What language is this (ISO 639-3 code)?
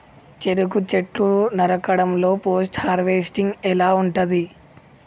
tel